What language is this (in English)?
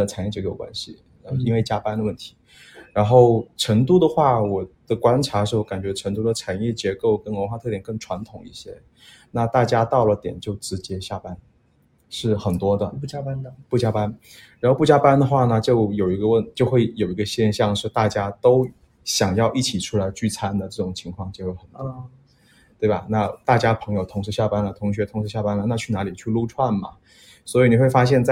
Chinese